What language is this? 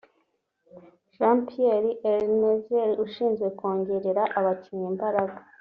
Kinyarwanda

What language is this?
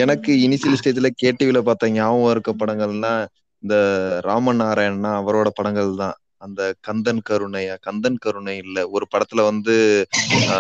Tamil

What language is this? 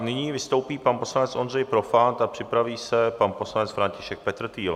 Czech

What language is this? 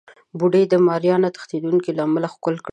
Pashto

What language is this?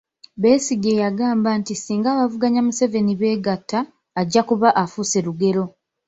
Ganda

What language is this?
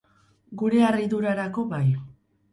Basque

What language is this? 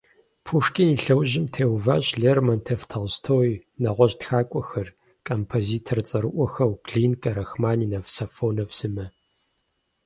Kabardian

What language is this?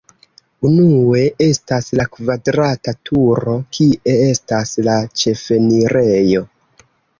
Esperanto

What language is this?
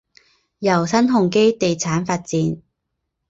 Chinese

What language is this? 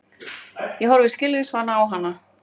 Icelandic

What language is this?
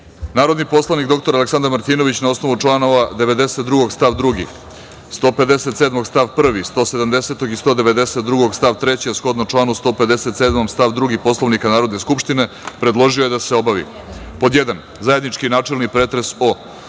Serbian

